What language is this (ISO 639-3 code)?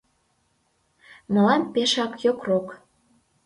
chm